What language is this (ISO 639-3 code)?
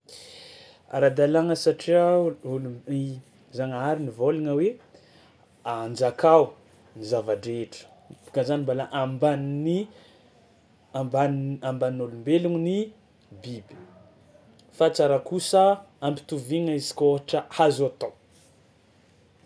xmw